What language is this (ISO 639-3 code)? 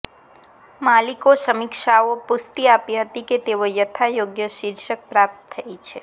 guj